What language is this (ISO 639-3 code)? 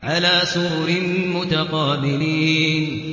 ara